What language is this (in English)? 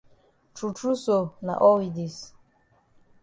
Cameroon Pidgin